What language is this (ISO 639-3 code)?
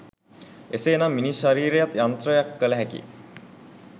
sin